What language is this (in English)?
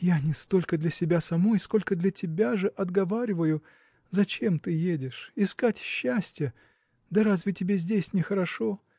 Russian